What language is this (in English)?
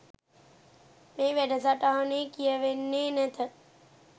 Sinhala